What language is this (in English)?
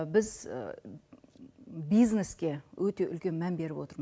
Kazakh